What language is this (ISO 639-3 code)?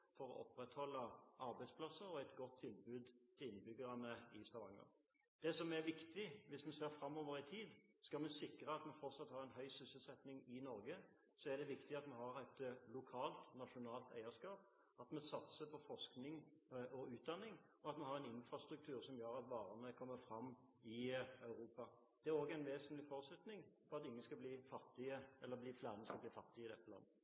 nob